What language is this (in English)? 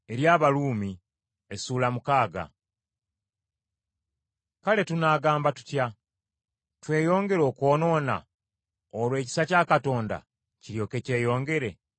Ganda